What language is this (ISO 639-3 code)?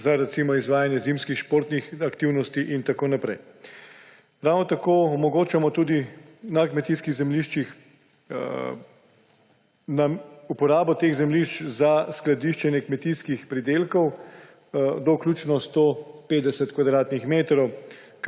slv